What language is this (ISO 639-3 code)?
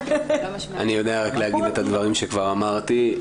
heb